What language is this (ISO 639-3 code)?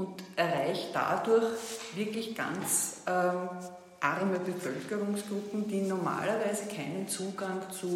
deu